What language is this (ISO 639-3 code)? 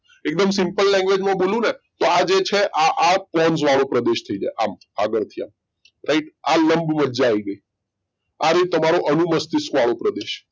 guj